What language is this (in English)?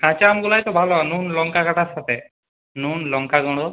Bangla